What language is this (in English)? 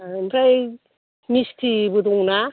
Bodo